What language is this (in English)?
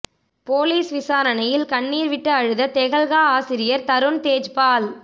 Tamil